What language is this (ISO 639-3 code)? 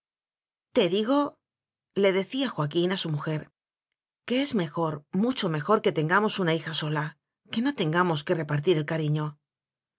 spa